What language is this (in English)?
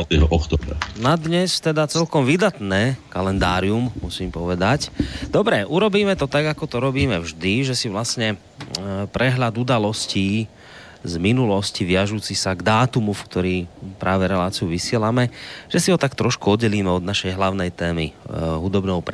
Slovak